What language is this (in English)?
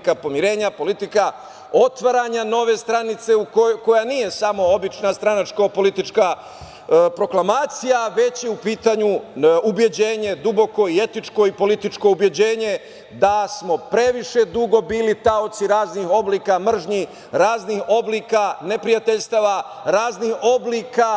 Serbian